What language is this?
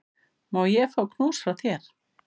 Icelandic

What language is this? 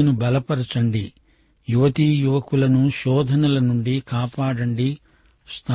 Telugu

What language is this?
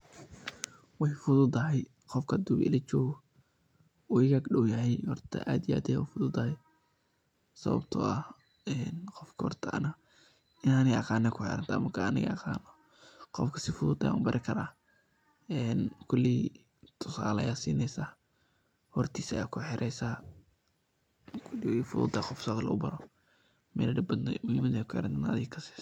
Somali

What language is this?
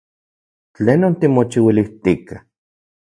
Central Puebla Nahuatl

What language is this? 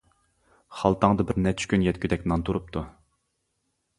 Uyghur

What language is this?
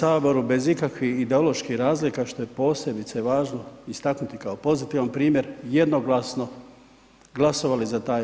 Croatian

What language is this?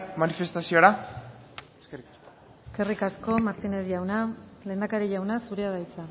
Basque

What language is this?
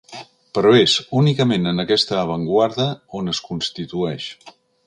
Catalan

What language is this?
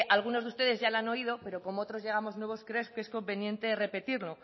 Spanish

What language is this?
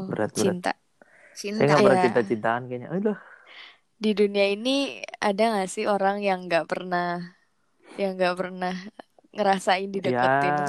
Indonesian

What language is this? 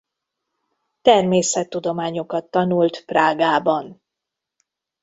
Hungarian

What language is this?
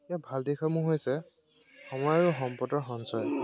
Assamese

